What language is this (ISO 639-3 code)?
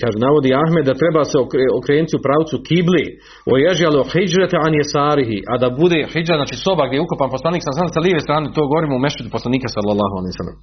hrv